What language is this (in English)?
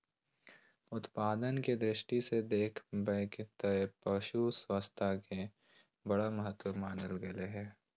Magahi